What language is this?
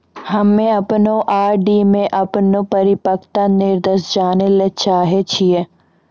Maithili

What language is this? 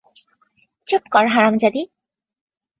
Bangla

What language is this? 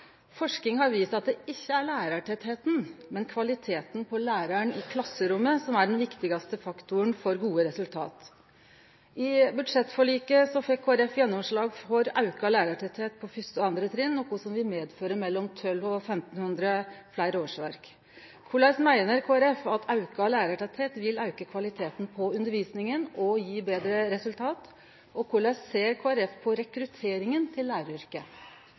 Norwegian Nynorsk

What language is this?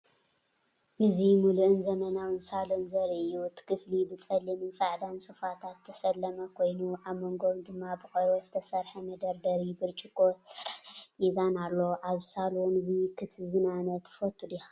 Tigrinya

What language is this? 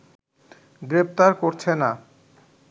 Bangla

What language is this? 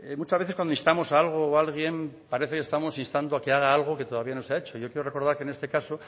Spanish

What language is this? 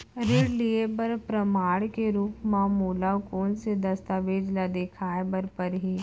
Chhattisgarhi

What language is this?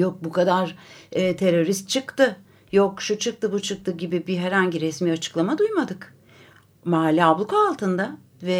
Turkish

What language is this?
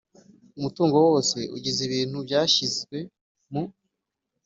Kinyarwanda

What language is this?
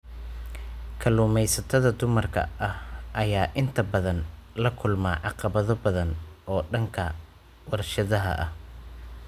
Somali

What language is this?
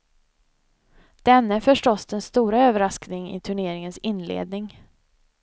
Swedish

